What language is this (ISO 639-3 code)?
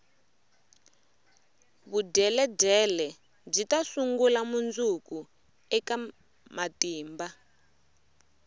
tso